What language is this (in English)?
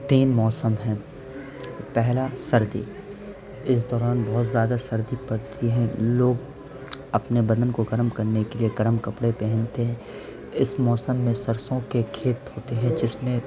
Urdu